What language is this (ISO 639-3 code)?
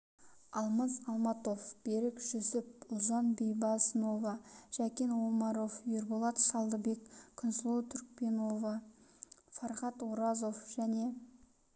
kaz